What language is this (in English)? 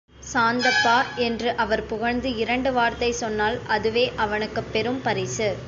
Tamil